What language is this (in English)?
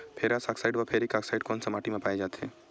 Chhattisgarhi